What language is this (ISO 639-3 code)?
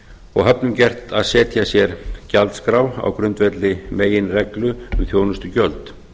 isl